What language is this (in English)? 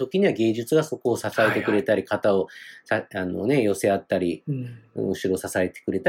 Japanese